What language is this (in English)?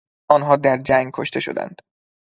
Persian